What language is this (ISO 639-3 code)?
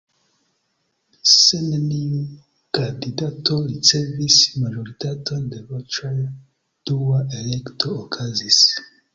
epo